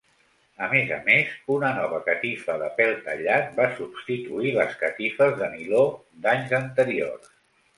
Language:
Catalan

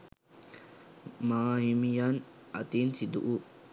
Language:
Sinhala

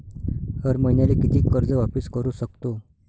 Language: Marathi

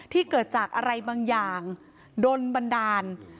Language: Thai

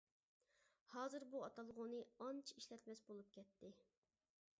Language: Uyghur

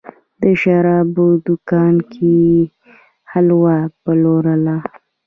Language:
Pashto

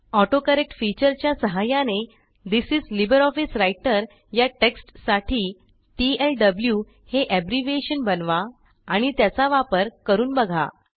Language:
Marathi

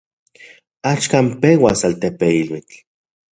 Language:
Central Puebla Nahuatl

